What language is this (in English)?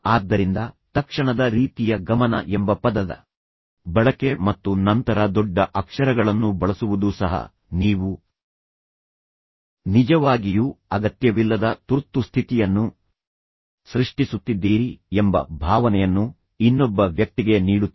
Kannada